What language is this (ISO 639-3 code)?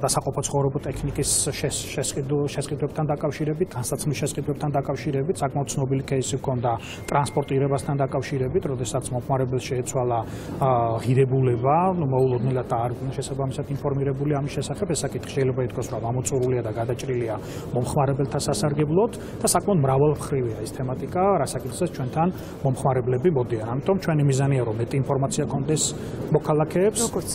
ron